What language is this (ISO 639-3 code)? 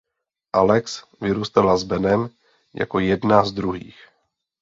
ces